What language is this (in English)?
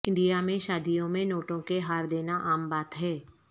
Urdu